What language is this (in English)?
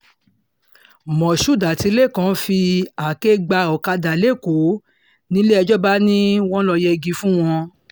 Yoruba